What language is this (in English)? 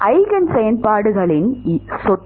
Tamil